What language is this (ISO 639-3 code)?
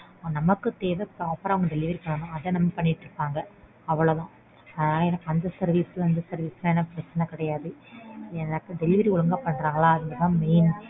tam